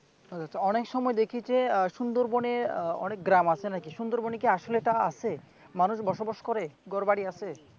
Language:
Bangla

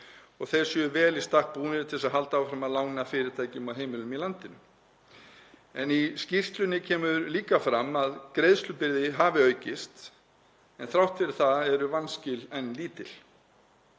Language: Icelandic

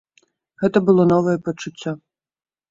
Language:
Belarusian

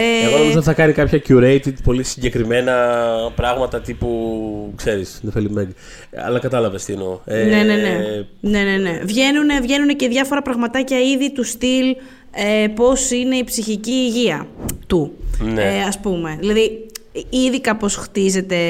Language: Greek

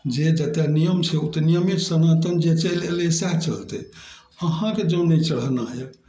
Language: Maithili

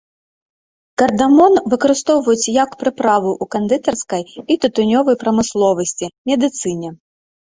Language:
Belarusian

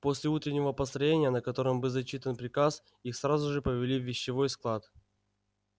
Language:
Russian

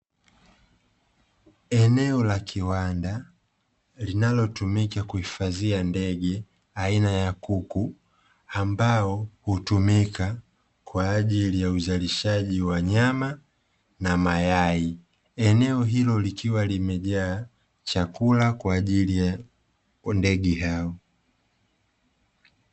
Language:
Swahili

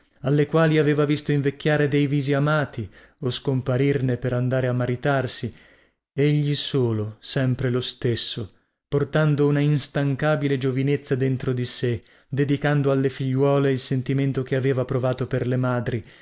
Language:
Italian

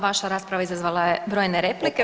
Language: Croatian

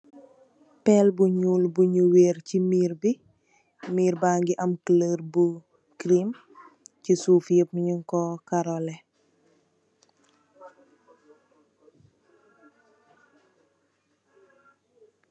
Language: Wolof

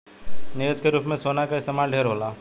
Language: Bhojpuri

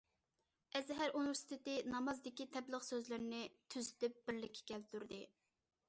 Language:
Uyghur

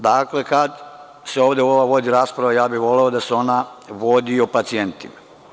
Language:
Serbian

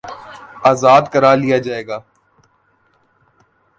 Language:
Urdu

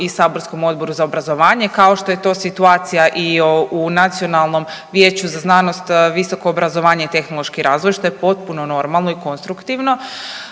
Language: Croatian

